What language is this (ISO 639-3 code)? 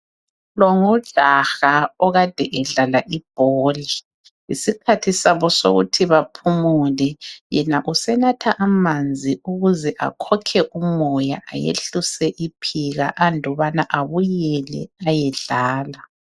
nde